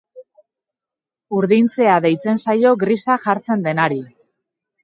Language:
Basque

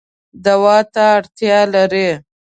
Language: Pashto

